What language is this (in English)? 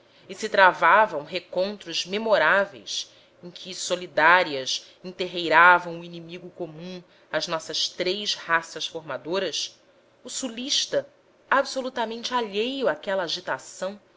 Portuguese